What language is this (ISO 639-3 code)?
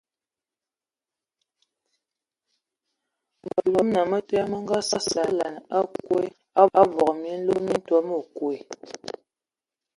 ewo